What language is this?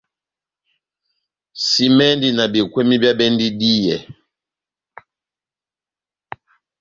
Batanga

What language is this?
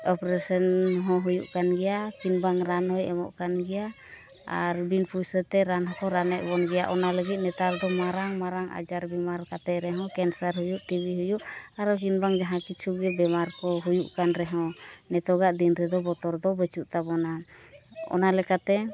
Santali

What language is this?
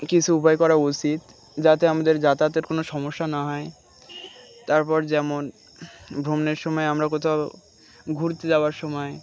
Bangla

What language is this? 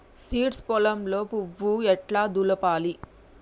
Telugu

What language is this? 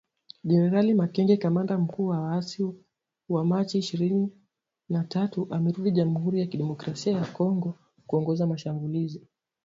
Swahili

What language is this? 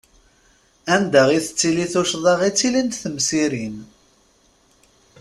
Kabyle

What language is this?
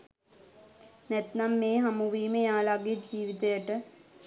Sinhala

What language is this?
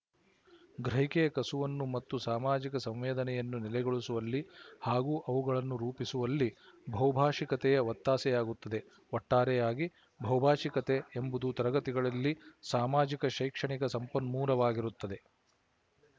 Kannada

